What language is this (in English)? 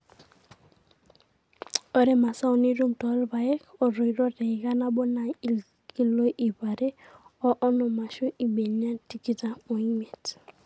Masai